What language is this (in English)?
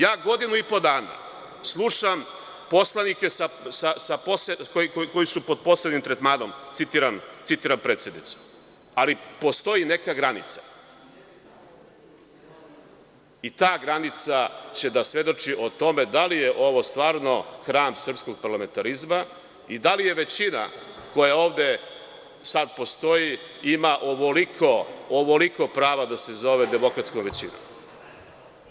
Serbian